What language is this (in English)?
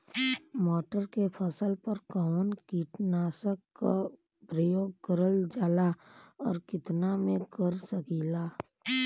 Bhojpuri